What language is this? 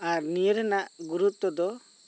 Santali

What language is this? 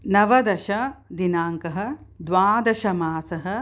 Sanskrit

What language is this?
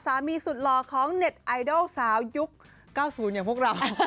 Thai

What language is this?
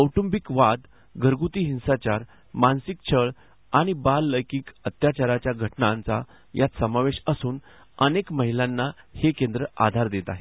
Marathi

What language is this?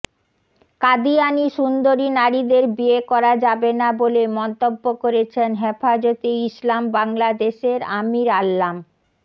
Bangla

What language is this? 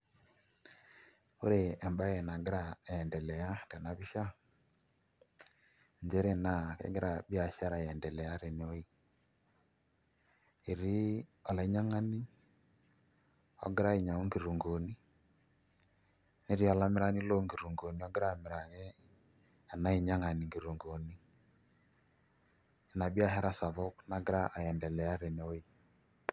Masai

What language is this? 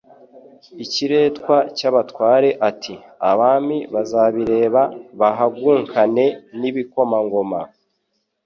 Kinyarwanda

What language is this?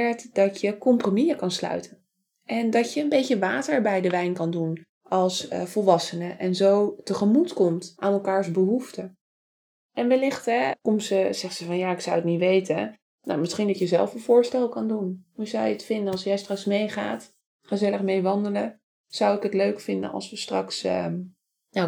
Dutch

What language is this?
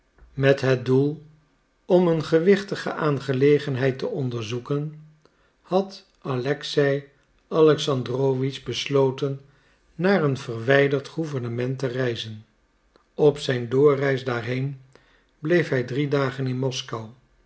Dutch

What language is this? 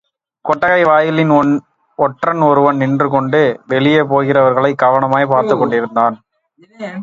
Tamil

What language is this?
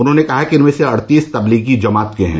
Hindi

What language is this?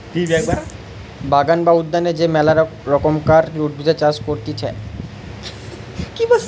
Bangla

